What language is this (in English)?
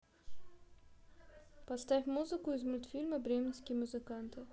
Russian